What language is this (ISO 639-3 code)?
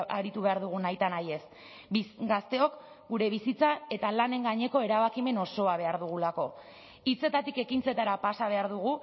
eus